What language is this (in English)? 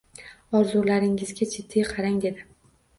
Uzbek